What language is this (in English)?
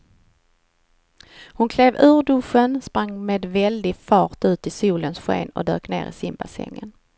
Swedish